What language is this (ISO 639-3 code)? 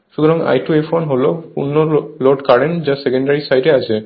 ben